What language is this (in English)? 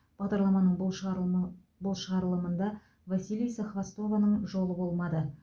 Kazakh